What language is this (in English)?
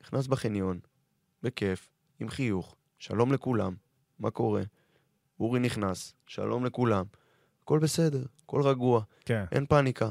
Hebrew